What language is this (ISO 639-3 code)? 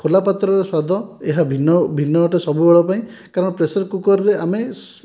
ori